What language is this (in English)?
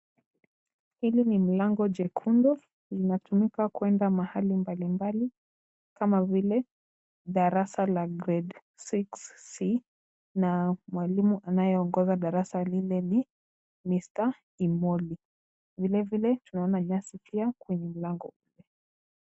Swahili